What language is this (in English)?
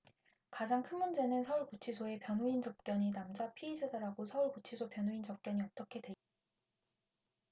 Korean